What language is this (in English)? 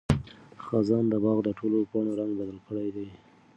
Pashto